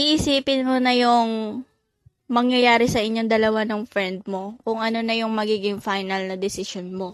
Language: Filipino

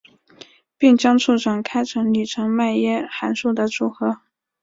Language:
Chinese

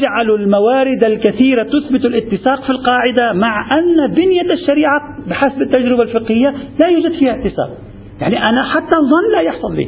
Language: Arabic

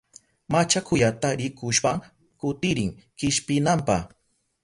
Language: Southern Pastaza Quechua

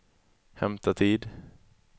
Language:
Swedish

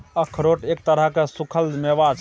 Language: Maithili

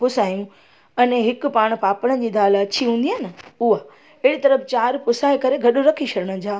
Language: Sindhi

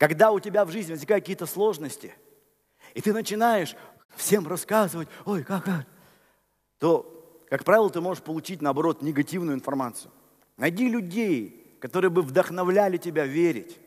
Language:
Russian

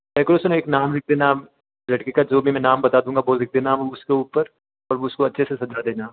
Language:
Hindi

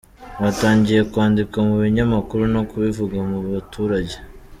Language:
Kinyarwanda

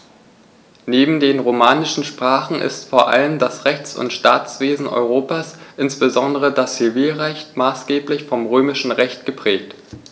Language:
German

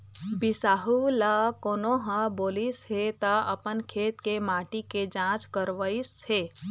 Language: Chhattisgarhi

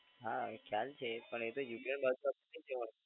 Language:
Gujarati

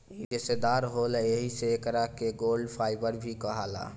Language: Bhojpuri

